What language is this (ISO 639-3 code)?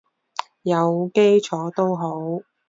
yue